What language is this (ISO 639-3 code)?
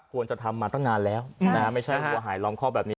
tha